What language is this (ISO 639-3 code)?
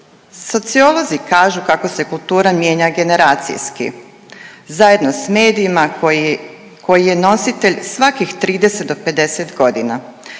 hrv